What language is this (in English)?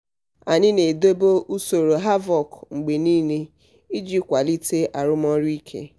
Igbo